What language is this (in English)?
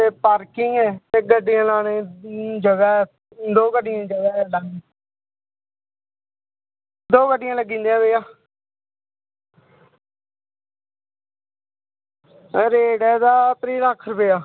Dogri